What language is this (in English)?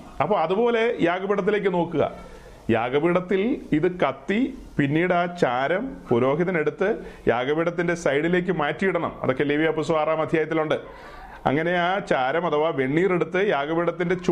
Malayalam